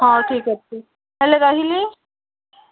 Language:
Odia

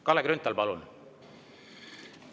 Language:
Estonian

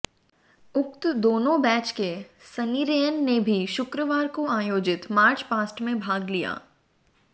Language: Hindi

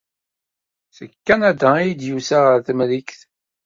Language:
Kabyle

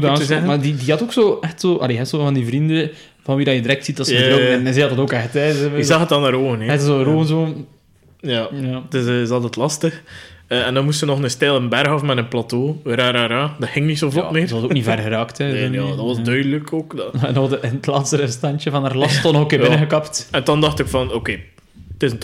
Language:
Dutch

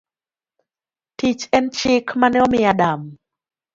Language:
Luo (Kenya and Tanzania)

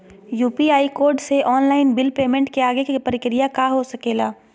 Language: Magahi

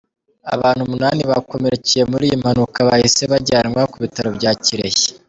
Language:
Kinyarwanda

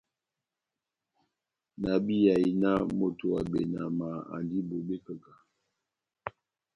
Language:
Batanga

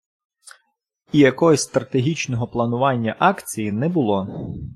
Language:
Ukrainian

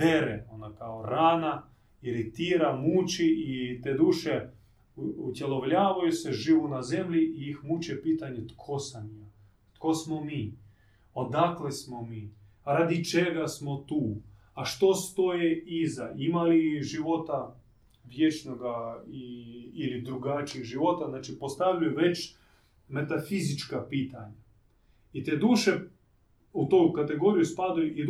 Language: Croatian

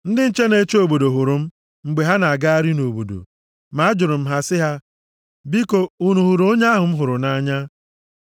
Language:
Igbo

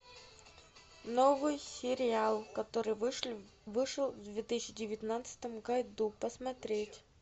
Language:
Russian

